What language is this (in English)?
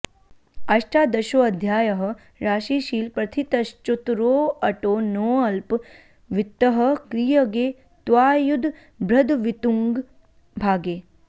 Sanskrit